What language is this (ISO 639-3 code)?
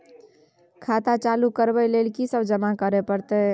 mai